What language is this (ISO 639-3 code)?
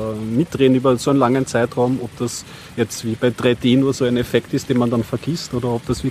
deu